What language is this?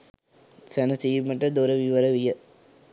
Sinhala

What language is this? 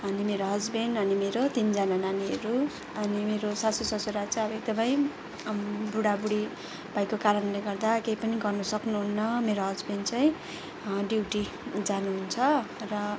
Nepali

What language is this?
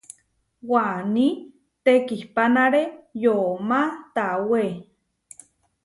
Huarijio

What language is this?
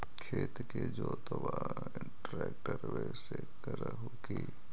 Magahi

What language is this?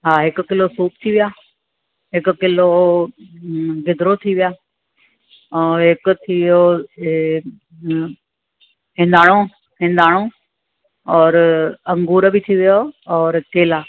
Sindhi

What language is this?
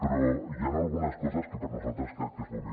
Catalan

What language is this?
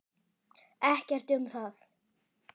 Icelandic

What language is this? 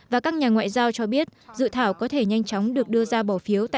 Vietnamese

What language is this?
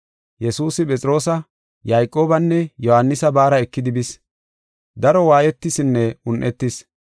Gofa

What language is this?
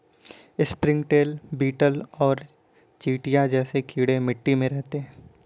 Hindi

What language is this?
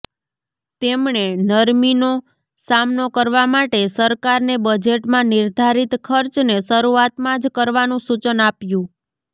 Gujarati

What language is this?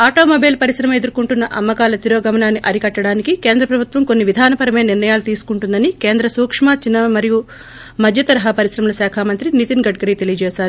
Telugu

